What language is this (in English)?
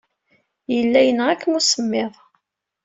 Kabyle